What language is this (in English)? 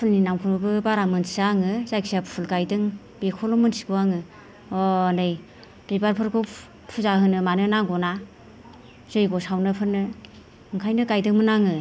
Bodo